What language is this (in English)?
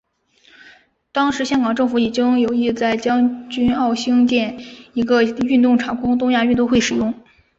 Chinese